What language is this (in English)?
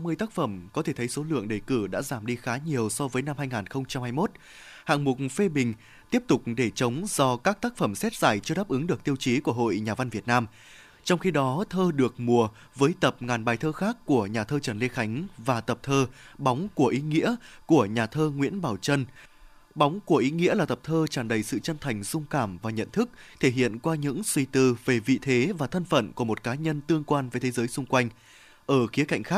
Vietnamese